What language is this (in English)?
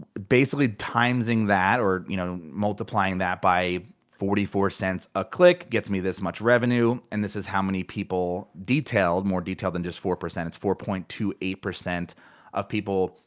English